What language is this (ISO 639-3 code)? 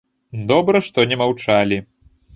bel